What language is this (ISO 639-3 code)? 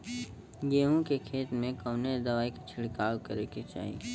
bho